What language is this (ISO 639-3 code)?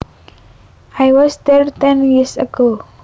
jav